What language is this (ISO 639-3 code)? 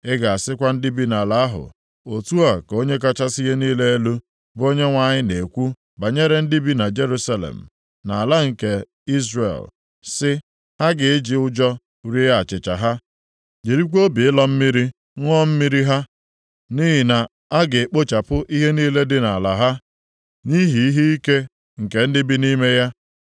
ibo